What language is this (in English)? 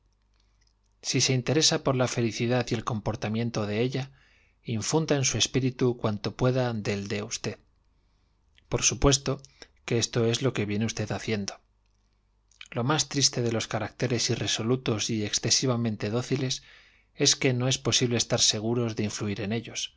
Spanish